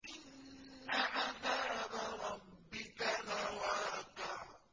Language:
Arabic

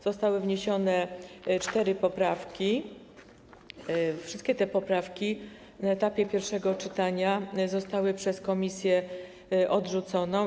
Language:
Polish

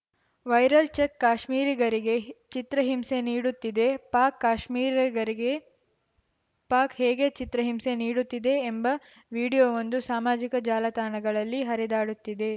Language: Kannada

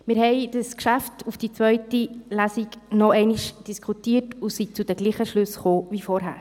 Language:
Swiss German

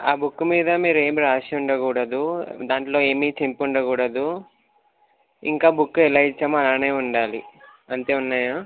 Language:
Telugu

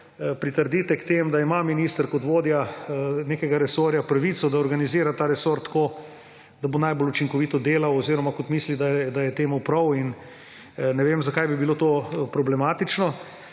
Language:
Slovenian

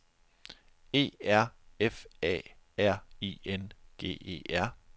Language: Danish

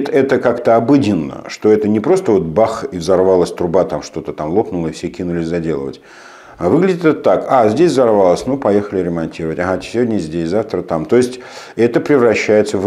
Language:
Russian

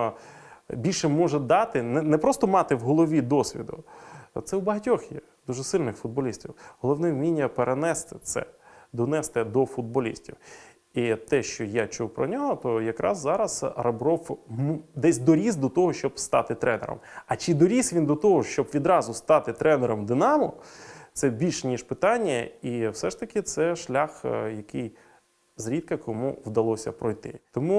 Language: Ukrainian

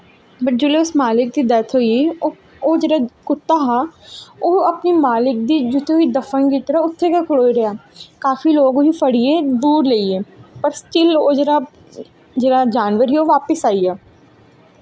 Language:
Dogri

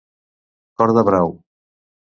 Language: Catalan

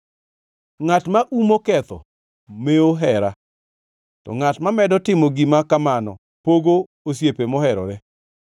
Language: Luo (Kenya and Tanzania)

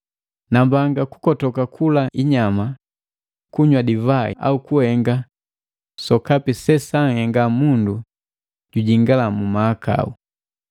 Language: Matengo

